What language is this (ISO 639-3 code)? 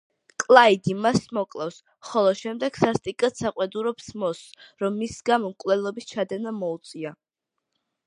kat